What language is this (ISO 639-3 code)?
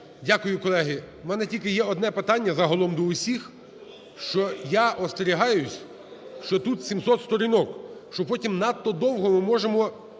ukr